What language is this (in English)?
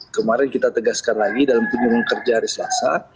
Indonesian